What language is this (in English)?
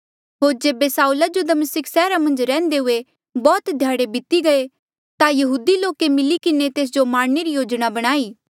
Mandeali